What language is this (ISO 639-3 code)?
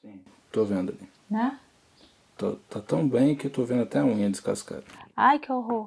por